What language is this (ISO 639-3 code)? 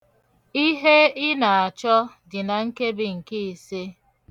ibo